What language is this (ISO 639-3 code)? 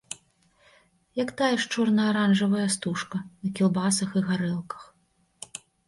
bel